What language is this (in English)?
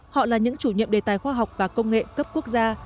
Vietnamese